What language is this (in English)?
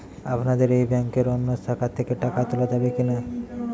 Bangla